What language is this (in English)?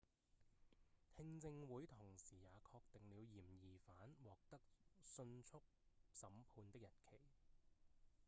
Cantonese